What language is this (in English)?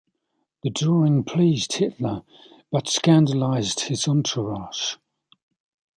English